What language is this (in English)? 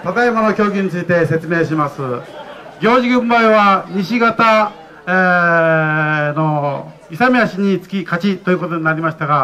Japanese